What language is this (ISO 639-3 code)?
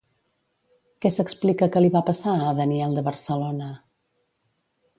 cat